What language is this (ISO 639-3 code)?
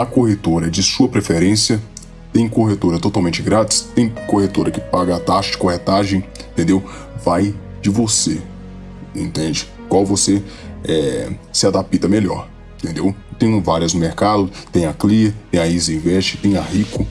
por